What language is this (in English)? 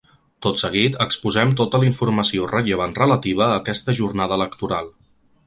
Catalan